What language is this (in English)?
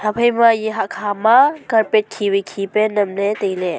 Wancho Naga